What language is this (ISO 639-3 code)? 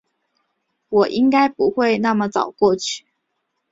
zho